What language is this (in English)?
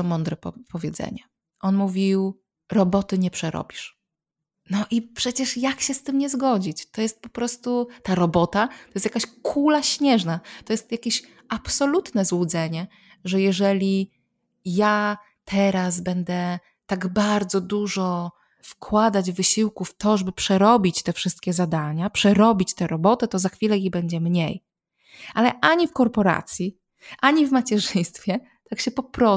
Polish